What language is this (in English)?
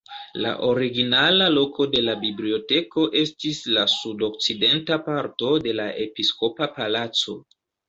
Esperanto